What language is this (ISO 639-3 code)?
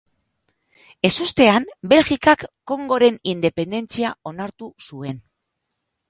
eus